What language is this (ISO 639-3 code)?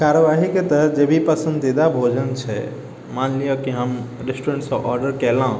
mai